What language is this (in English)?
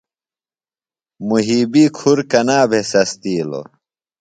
Phalura